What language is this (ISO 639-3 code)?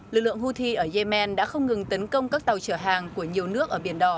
vie